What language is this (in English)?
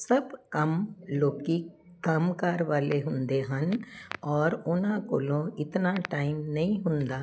Punjabi